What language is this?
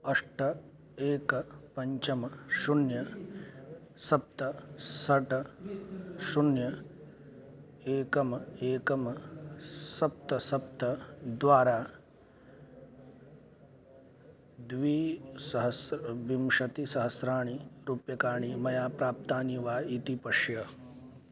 Sanskrit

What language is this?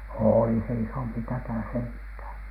Finnish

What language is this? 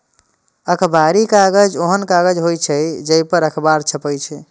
Maithili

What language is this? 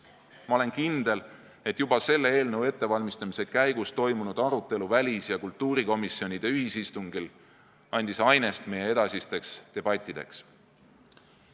Estonian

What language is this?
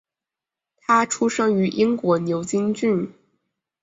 Chinese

